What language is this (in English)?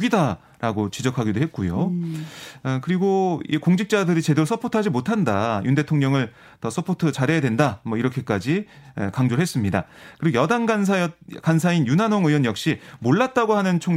Korean